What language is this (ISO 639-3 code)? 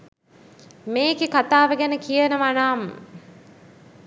sin